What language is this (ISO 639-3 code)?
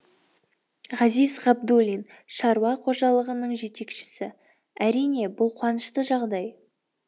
kaz